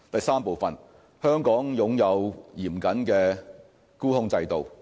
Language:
Cantonese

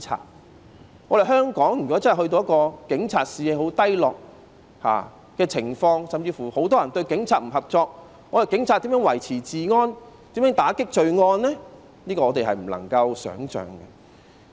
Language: Cantonese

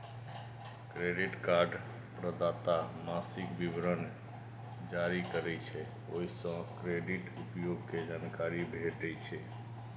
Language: Maithili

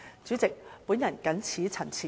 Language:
Cantonese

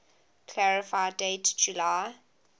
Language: English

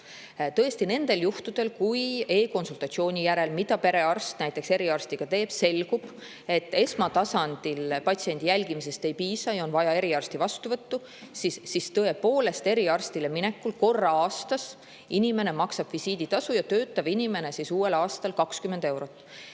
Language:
Estonian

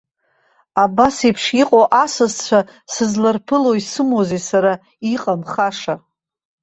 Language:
Abkhazian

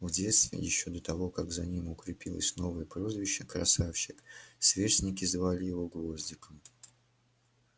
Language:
Russian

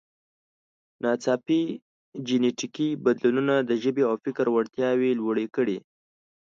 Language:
Pashto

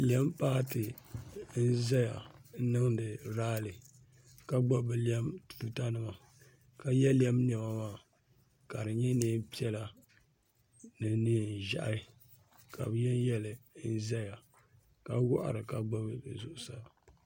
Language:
Dagbani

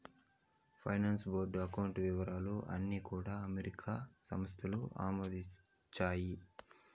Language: Telugu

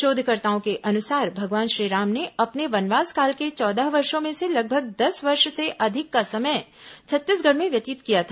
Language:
Hindi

